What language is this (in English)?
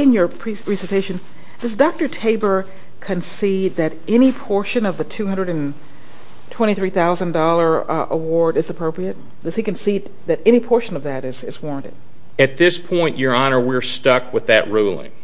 English